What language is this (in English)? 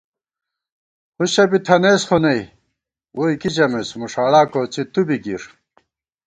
Gawar-Bati